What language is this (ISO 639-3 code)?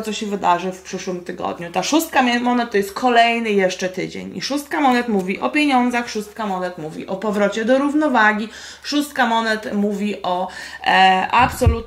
pol